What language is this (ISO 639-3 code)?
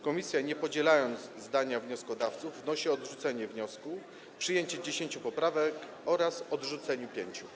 pol